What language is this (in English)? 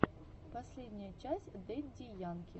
Russian